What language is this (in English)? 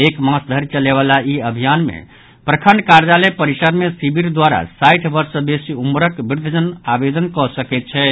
Maithili